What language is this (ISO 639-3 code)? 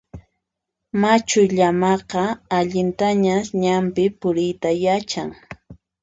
qxp